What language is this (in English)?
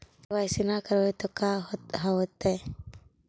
Magahi